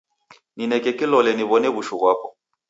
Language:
Taita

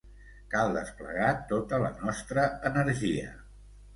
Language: Catalan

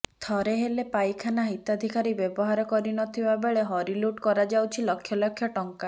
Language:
Odia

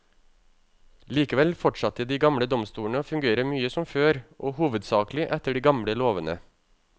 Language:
Norwegian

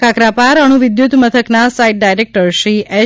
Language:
Gujarati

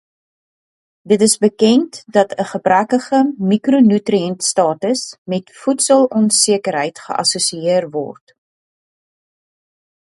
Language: Afrikaans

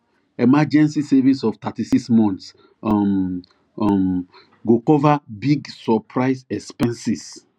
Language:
Nigerian Pidgin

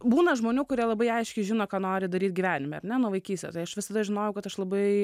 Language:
Lithuanian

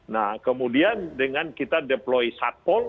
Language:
Indonesian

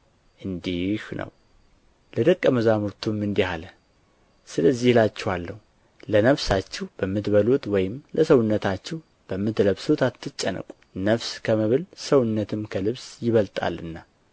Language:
Amharic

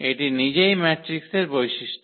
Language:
Bangla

